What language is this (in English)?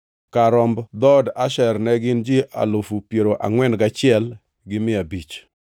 Luo (Kenya and Tanzania)